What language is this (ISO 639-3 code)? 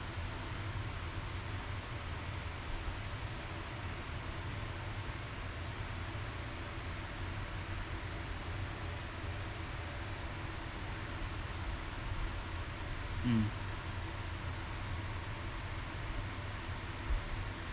eng